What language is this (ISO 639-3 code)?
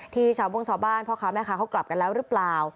tha